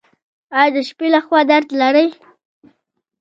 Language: Pashto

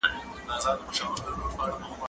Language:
Pashto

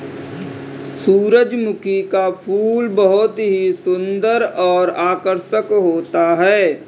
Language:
Hindi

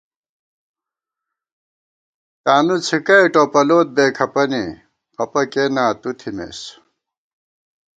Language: Gawar-Bati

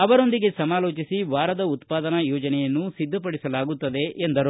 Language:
Kannada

